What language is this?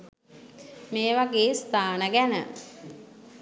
Sinhala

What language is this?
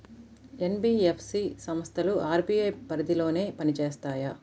Telugu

